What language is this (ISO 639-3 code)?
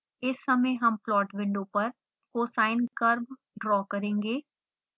hin